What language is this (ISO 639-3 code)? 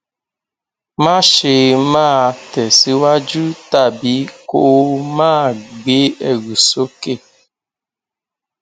yor